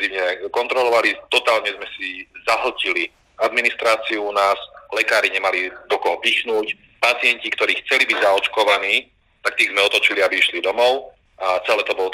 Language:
Slovak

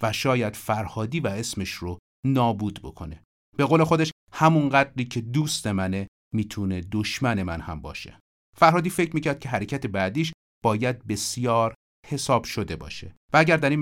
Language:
Persian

